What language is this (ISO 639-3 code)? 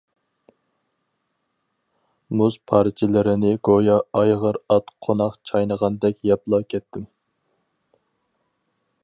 uig